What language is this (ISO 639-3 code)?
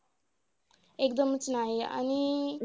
mar